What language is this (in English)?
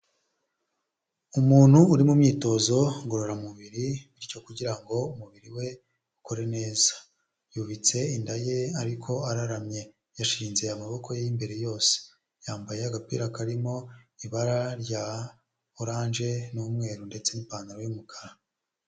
Kinyarwanda